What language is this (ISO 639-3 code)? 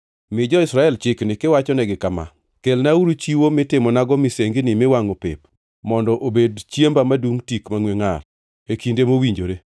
luo